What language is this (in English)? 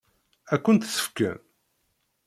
Kabyle